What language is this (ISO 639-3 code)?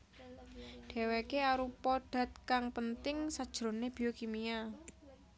jav